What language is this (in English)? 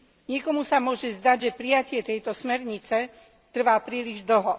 Slovak